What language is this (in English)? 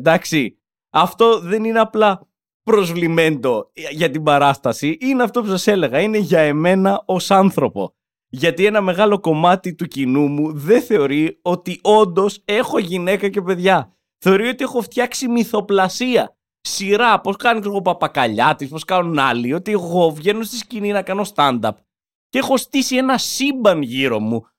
Greek